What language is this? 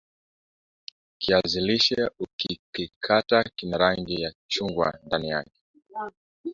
Swahili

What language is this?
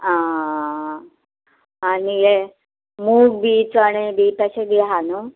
Konkani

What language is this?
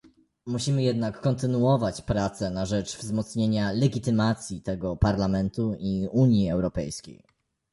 Polish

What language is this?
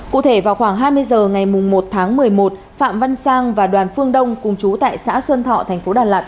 Vietnamese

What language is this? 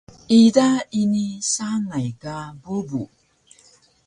Taroko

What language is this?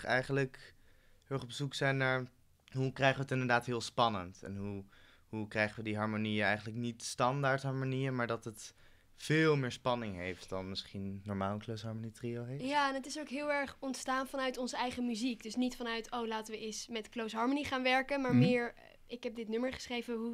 Dutch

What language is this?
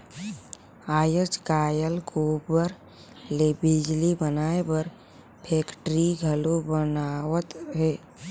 Chhattisgarhi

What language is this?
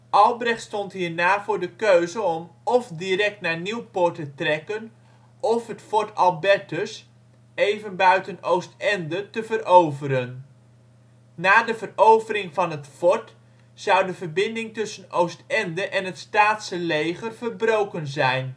Dutch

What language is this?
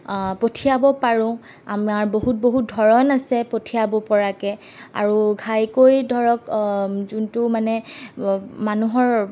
Assamese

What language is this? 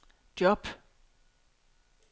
Danish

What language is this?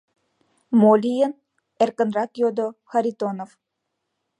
Mari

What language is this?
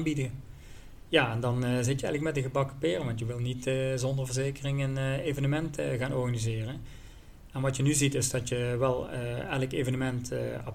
Dutch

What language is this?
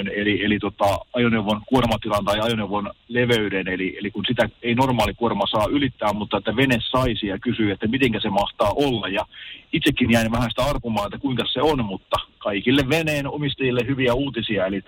Finnish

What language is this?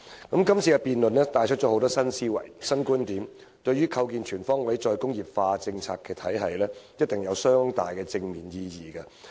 Cantonese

